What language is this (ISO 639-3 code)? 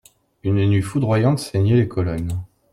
fra